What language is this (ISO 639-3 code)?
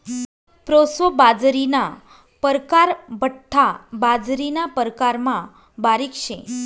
mar